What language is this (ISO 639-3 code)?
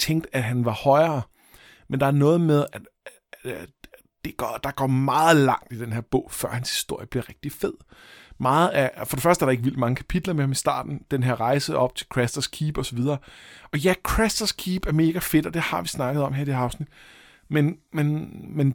dan